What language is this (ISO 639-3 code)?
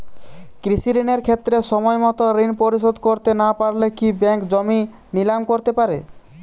ben